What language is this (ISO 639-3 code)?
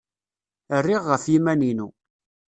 kab